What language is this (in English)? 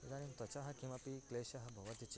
Sanskrit